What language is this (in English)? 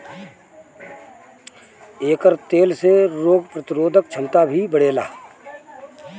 Bhojpuri